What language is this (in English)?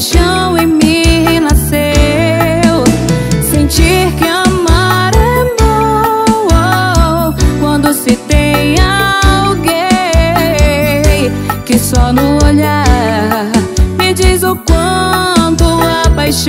Indonesian